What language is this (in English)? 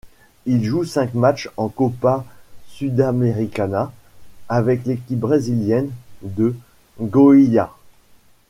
French